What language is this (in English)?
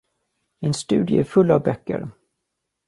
Swedish